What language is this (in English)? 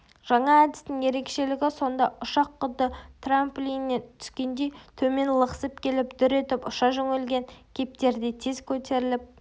Kazakh